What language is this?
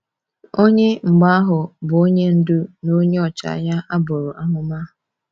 Igbo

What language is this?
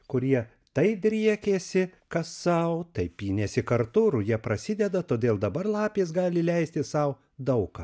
Lithuanian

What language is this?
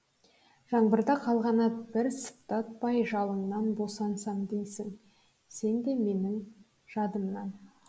Kazakh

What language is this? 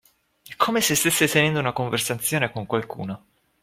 Italian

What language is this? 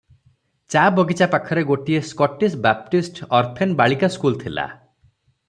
Odia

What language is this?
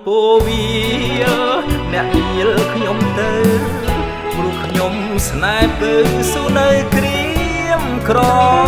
Thai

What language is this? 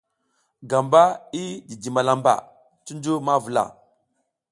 South Giziga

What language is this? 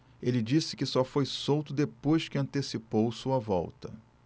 Portuguese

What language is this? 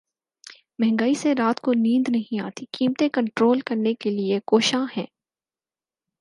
Urdu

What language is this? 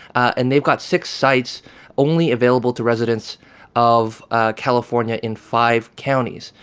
English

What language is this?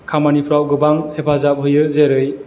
Bodo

